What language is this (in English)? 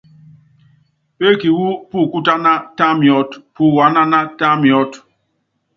Yangben